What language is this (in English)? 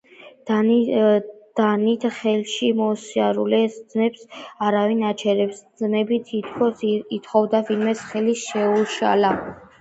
Georgian